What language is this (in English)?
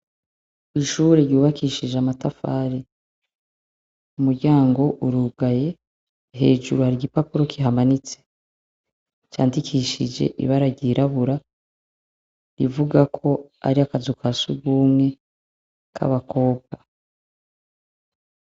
Rundi